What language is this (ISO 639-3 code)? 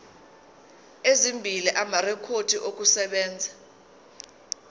zul